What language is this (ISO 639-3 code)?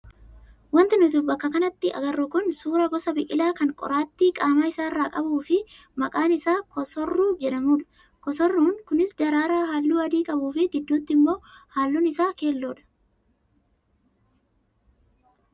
orm